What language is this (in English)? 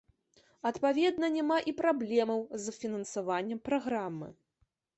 Belarusian